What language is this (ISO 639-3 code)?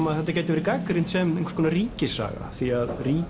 isl